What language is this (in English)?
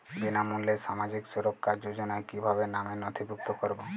Bangla